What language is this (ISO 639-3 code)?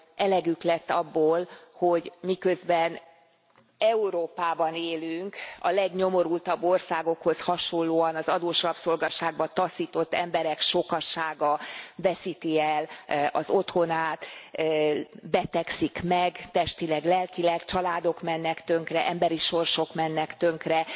hun